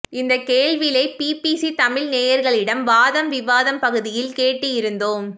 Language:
Tamil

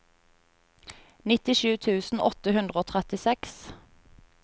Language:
Norwegian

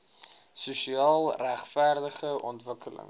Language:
Afrikaans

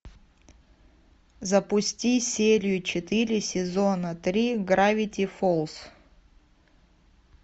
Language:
Russian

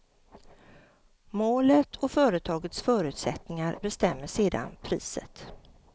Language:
Swedish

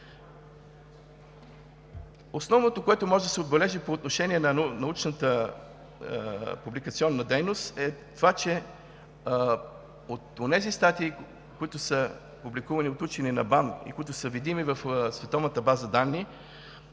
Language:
Bulgarian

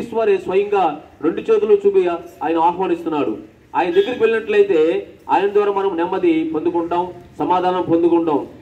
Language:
Arabic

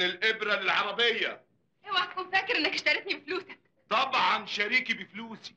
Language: Arabic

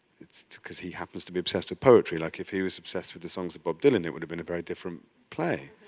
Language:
English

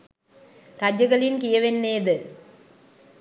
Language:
Sinhala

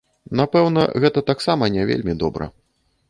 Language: Belarusian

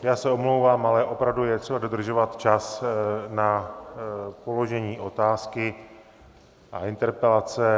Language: Czech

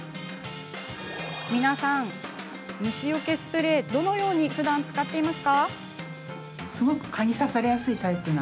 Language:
Japanese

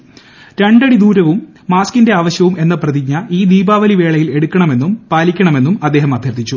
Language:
Malayalam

